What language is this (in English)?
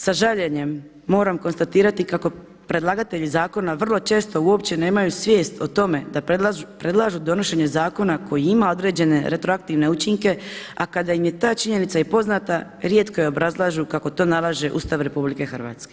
Croatian